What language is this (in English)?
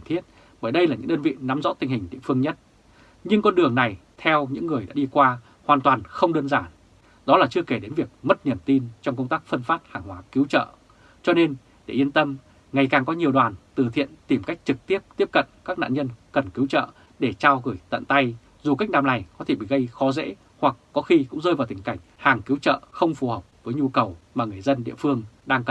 Vietnamese